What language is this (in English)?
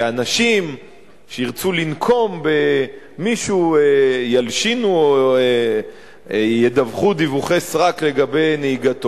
Hebrew